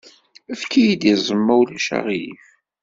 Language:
Kabyle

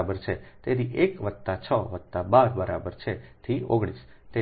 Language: Gujarati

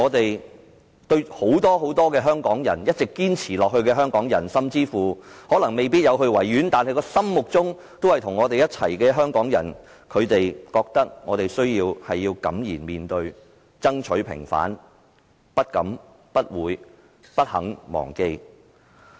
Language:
Cantonese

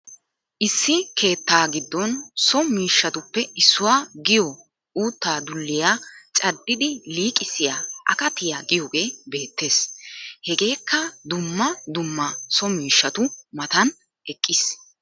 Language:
Wolaytta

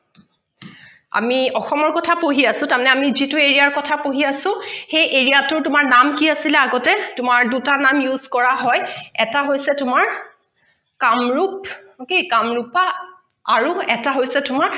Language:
Assamese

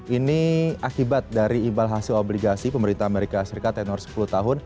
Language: Indonesian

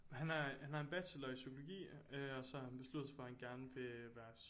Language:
Danish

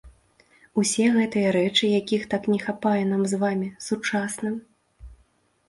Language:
Belarusian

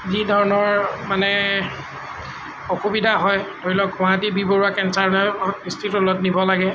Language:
Assamese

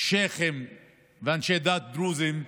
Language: Hebrew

